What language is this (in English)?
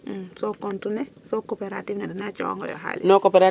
Serer